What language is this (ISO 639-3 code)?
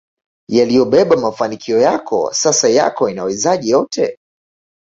swa